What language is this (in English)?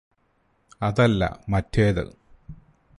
Malayalam